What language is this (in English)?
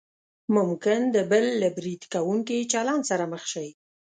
Pashto